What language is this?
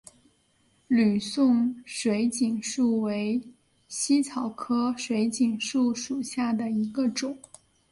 Chinese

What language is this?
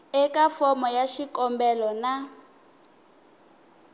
Tsonga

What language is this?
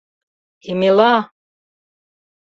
Mari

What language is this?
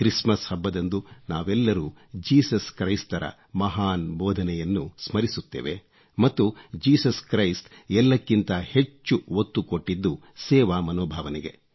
Kannada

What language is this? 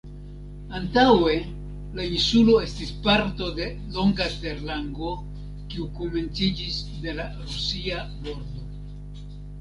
Esperanto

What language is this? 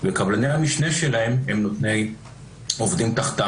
Hebrew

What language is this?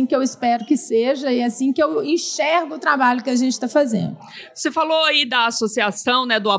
Portuguese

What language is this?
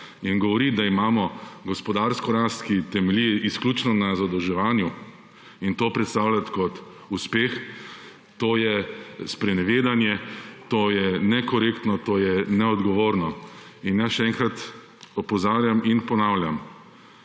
Slovenian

